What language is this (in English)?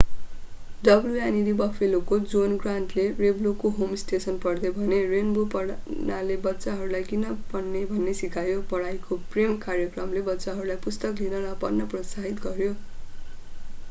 Nepali